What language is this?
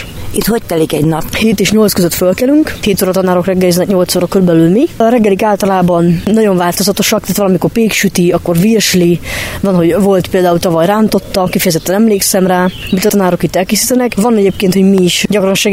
Hungarian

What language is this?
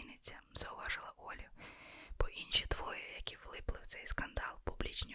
Ukrainian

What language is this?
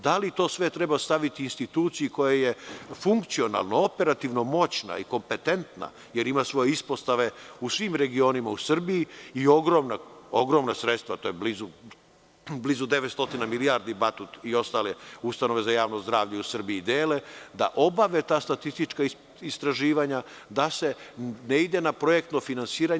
Serbian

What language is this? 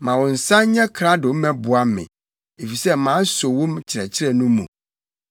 Akan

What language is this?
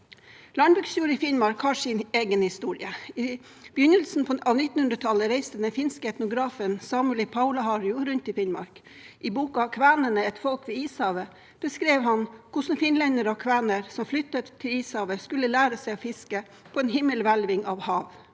Norwegian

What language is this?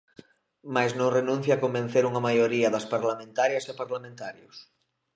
Galician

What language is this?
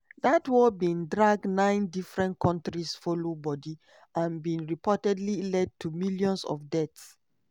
Nigerian Pidgin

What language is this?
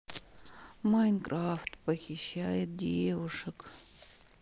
Russian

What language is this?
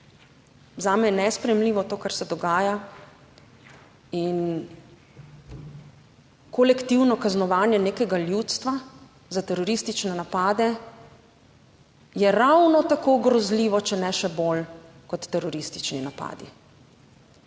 Slovenian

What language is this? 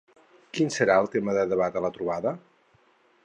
Catalan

